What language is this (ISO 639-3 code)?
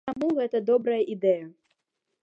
bel